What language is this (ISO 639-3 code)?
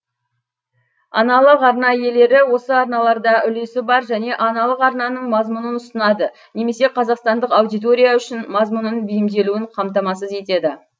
kaz